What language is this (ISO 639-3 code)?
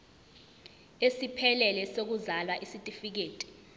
zul